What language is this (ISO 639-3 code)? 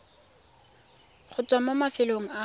tsn